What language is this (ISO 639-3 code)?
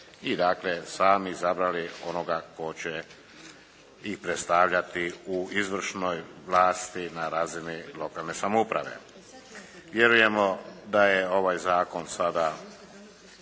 hrv